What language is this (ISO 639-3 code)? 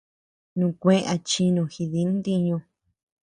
cux